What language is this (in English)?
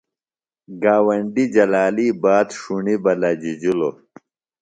Phalura